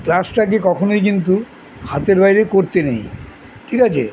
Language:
Bangla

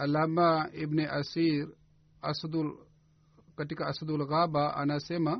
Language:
Swahili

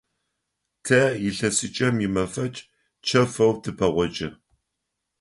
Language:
Adyghe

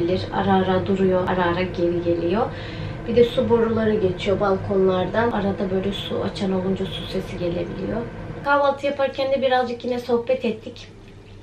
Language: Turkish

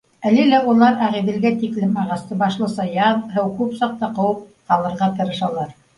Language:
Bashkir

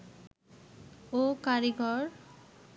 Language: Bangla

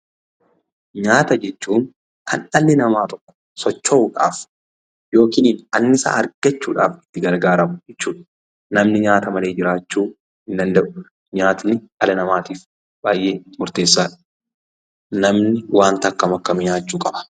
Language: Oromo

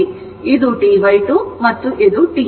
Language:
Kannada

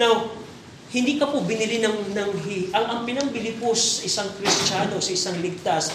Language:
Filipino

